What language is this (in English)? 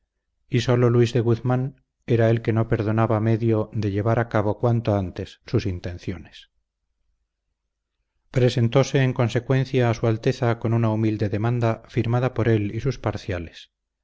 Spanish